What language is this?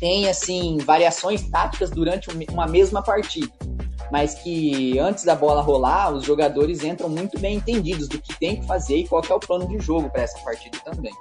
Portuguese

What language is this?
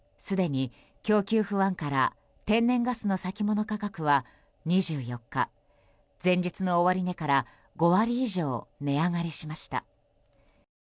Japanese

